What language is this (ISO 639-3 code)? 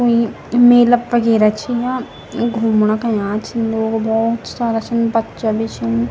gbm